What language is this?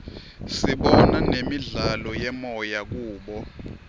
Swati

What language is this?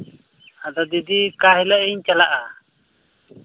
Santali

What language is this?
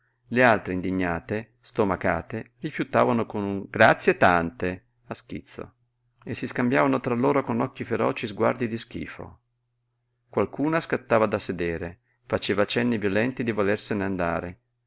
Italian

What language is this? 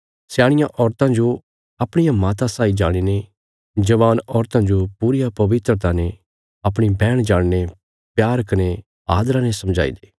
Bilaspuri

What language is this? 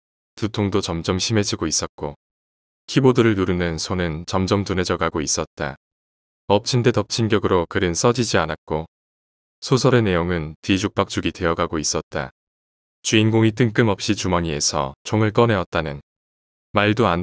Korean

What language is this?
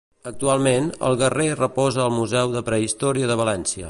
Catalan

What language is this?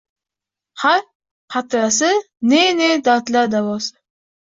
Uzbek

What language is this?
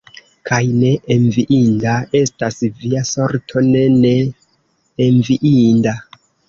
Esperanto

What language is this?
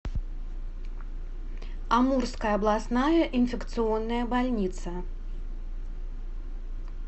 Russian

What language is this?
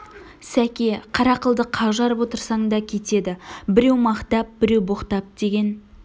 Kazakh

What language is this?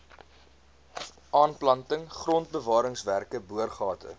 Afrikaans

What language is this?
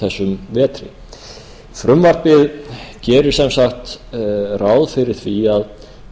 Icelandic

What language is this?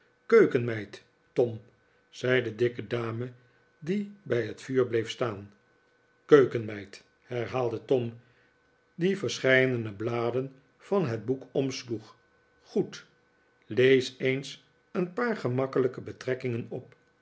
Dutch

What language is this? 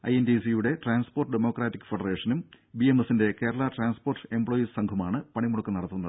Malayalam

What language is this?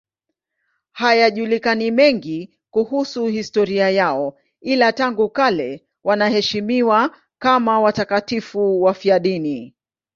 Swahili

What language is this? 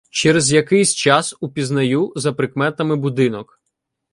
Ukrainian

